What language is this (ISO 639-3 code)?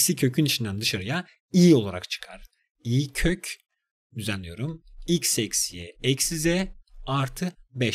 tur